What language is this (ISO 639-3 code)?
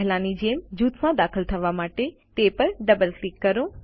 guj